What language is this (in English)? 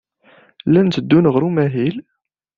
Kabyle